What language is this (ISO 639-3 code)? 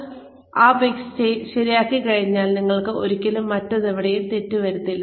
mal